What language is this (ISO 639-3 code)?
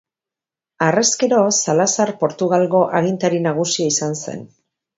eus